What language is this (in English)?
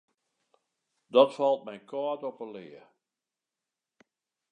Western Frisian